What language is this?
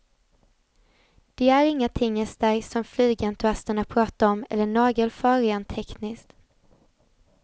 Swedish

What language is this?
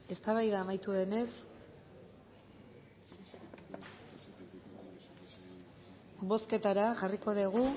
Basque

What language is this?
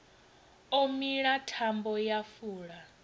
Venda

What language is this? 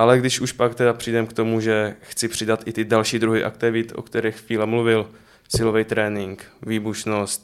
Czech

